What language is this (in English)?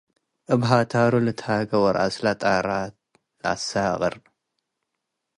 Tigre